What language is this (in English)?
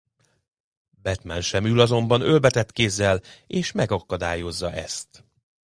Hungarian